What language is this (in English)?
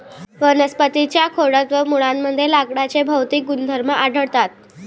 Marathi